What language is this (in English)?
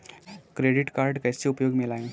Hindi